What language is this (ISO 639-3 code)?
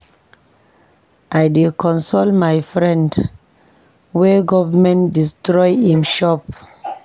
pcm